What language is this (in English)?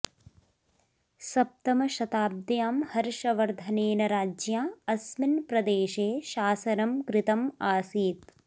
Sanskrit